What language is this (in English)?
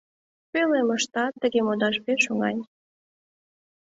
Mari